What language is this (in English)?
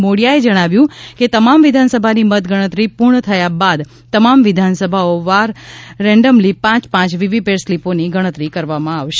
Gujarati